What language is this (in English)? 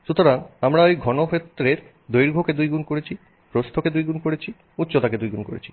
Bangla